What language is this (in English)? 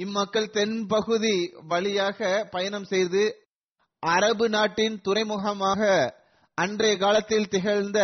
Tamil